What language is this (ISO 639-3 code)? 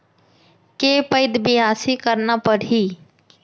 hne